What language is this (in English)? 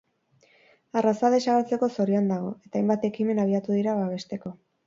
Basque